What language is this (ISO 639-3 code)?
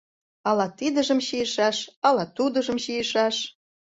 chm